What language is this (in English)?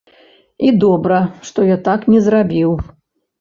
Belarusian